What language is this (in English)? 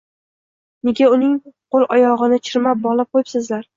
Uzbek